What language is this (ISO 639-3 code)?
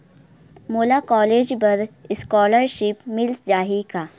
hne